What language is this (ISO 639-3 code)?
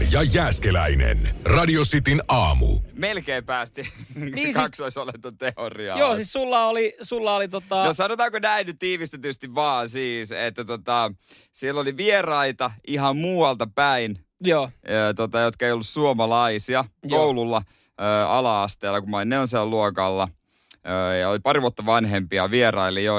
fin